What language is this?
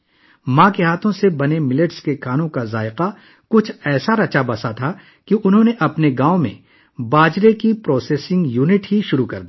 Urdu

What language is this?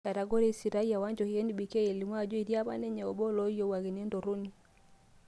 Masai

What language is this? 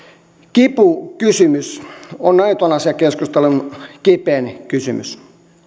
Finnish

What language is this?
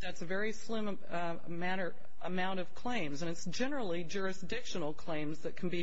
English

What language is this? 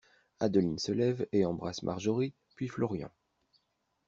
French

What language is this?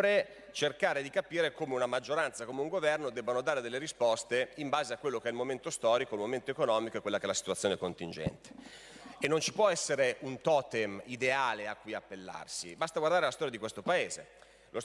Italian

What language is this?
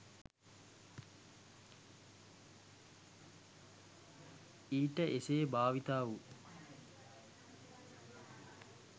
Sinhala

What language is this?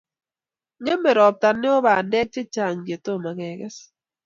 Kalenjin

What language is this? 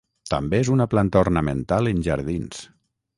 Catalan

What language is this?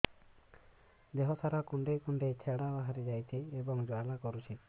Odia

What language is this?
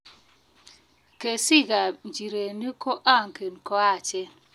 Kalenjin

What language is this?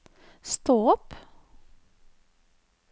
Norwegian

